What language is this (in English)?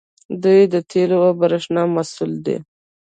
Pashto